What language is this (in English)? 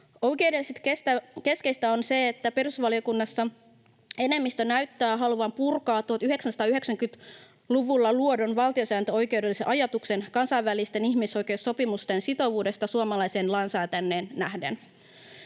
Finnish